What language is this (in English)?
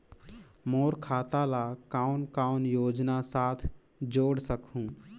Chhattisgarhi